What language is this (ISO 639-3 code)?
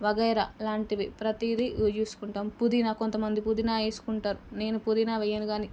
tel